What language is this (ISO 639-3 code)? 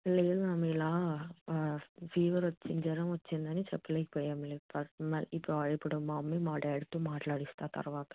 tel